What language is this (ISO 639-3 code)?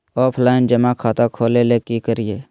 mag